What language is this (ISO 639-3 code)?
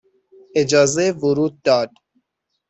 fas